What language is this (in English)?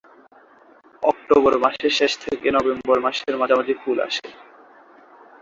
Bangla